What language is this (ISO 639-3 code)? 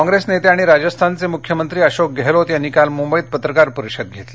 mar